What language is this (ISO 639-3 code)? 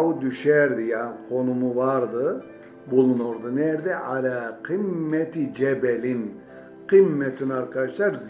tur